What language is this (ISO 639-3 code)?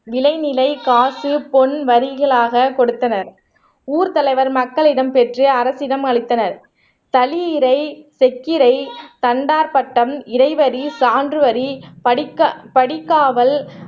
tam